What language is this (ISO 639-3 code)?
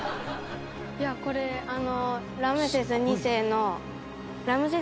jpn